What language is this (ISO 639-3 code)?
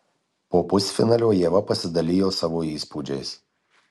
lit